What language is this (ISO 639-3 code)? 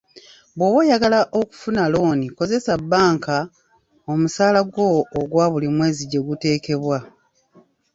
lug